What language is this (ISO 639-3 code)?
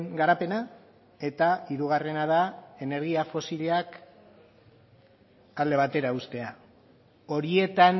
eus